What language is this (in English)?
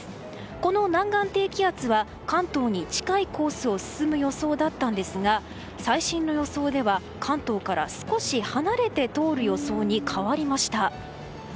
Japanese